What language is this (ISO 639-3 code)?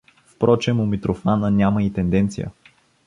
bul